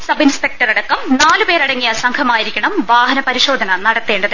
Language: Malayalam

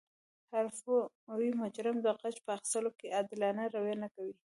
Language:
Pashto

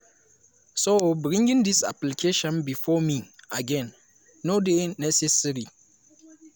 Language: Nigerian Pidgin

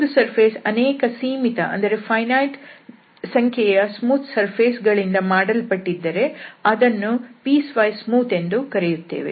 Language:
Kannada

